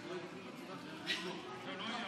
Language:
Hebrew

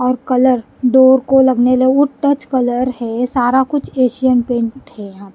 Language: Hindi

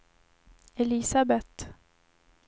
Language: Swedish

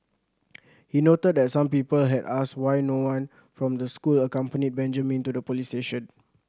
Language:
English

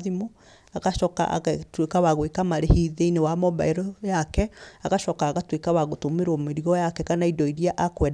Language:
Kikuyu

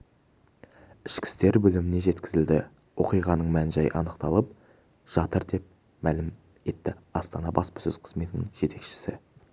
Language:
Kazakh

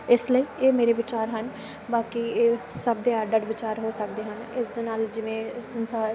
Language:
Punjabi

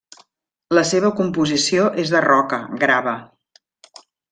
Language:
Catalan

